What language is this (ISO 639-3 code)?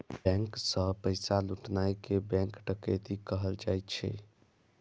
mai